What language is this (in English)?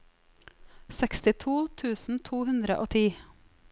Norwegian